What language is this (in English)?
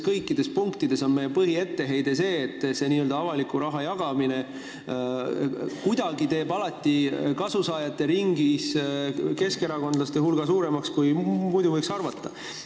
Estonian